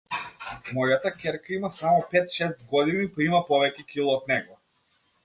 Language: Macedonian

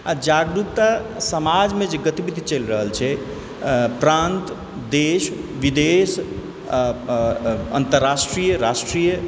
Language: Maithili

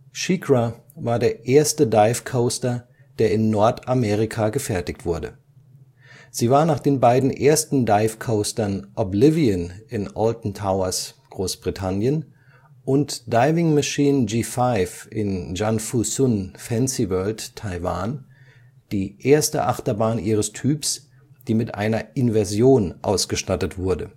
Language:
German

